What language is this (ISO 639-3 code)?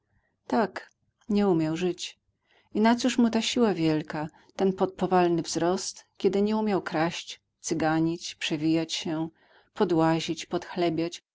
pol